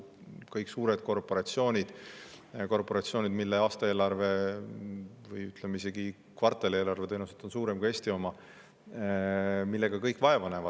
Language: Estonian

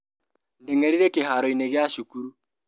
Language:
Kikuyu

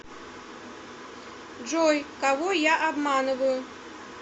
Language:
Russian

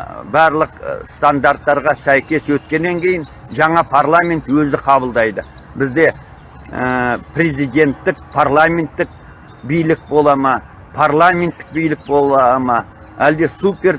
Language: Turkish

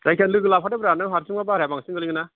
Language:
Bodo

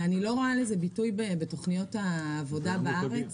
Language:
Hebrew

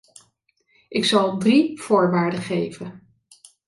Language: Dutch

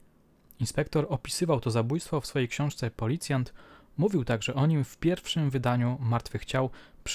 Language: Polish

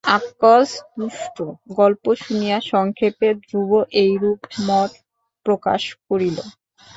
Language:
Bangla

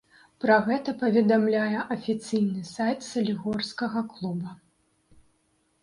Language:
Belarusian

